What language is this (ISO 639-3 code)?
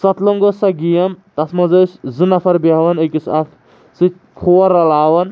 kas